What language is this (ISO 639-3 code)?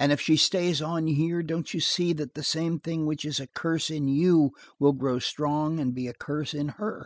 eng